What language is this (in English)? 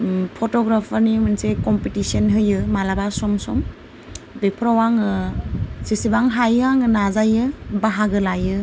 Bodo